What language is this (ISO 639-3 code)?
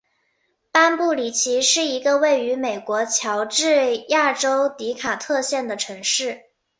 zho